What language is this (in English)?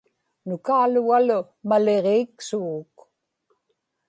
Inupiaq